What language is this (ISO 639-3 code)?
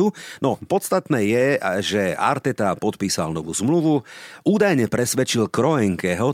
slk